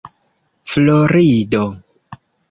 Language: Esperanto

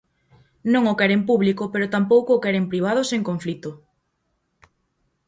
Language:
Galician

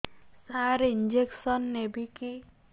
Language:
Odia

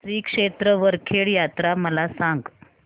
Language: Marathi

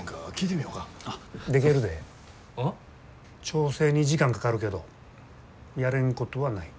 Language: Japanese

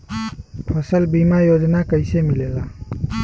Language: Bhojpuri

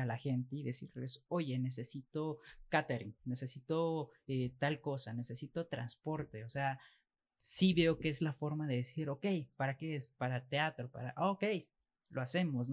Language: Spanish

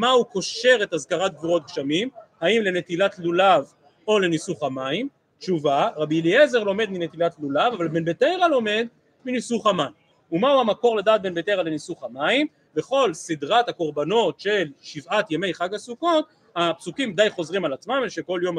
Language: Hebrew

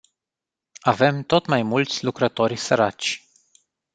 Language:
Romanian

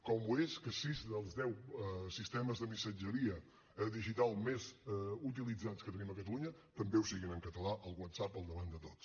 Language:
Catalan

